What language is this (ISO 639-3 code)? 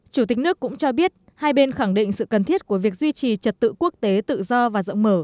vie